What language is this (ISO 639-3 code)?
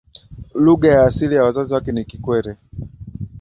swa